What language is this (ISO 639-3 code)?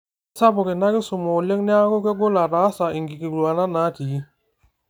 mas